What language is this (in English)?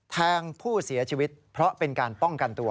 Thai